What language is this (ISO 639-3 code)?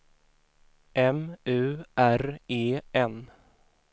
swe